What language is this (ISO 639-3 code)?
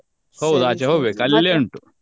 kan